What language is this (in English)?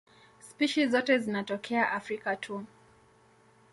Swahili